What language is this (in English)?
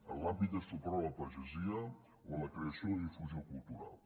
Catalan